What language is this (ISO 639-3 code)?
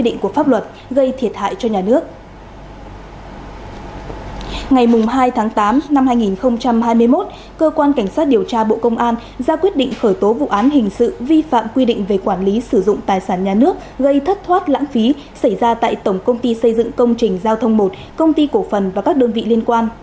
vie